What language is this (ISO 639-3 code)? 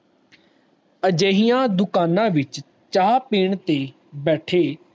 pan